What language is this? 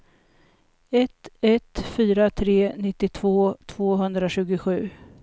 Swedish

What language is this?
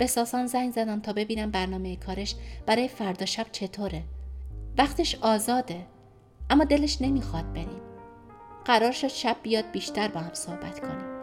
Persian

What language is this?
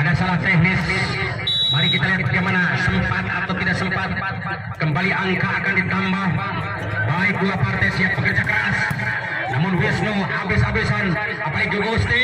Indonesian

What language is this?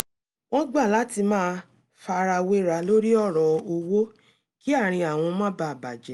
Yoruba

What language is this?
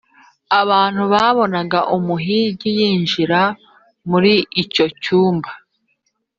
Kinyarwanda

